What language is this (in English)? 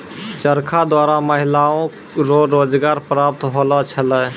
Maithili